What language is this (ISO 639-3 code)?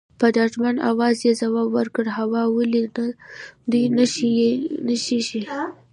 pus